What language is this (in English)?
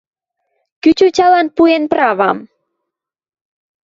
Western Mari